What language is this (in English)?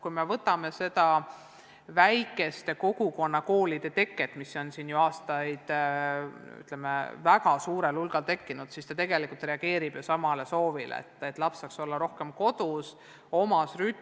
Estonian